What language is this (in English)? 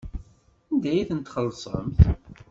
Kabyle